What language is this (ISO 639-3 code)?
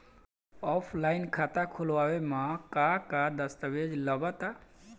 bho